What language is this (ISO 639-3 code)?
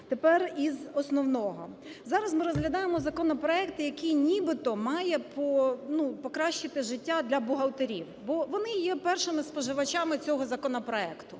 ukr